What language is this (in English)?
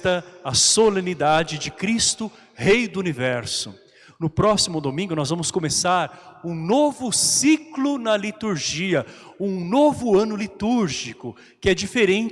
Portuguese